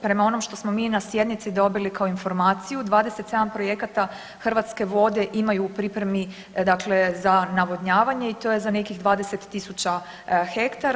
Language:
Croatian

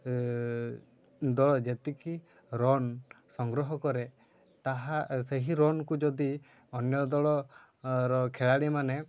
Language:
Odia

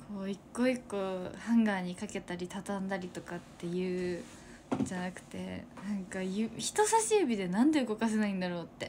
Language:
Japanese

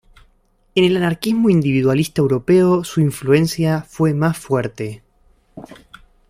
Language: Spanish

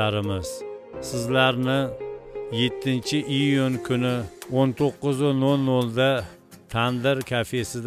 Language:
Turkish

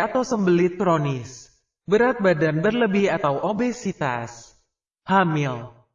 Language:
Indonesian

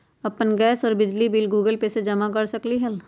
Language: Magahi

